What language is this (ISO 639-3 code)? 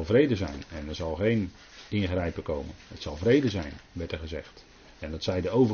nld